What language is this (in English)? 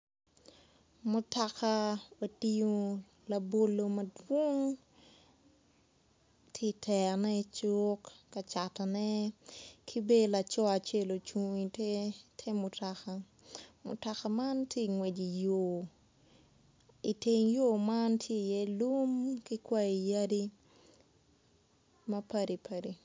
Acoli